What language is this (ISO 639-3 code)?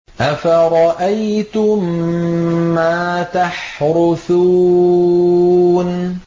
ara